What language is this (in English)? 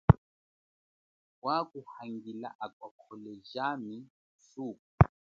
Chokwe